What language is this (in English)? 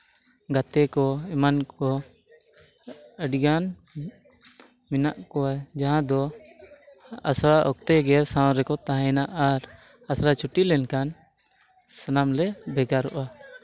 Santali